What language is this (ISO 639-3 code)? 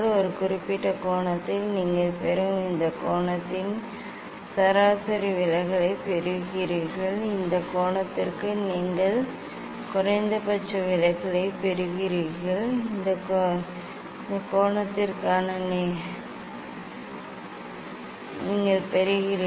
tam